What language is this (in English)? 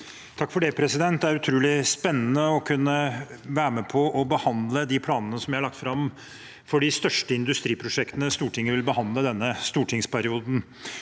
Norwegian